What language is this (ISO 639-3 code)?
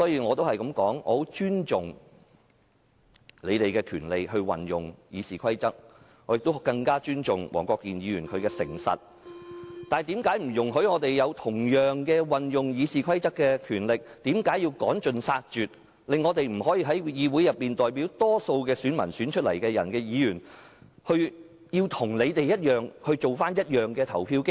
yue